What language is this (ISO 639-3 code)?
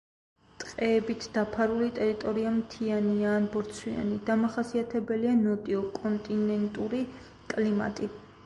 kat